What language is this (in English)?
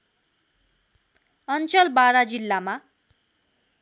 Nepali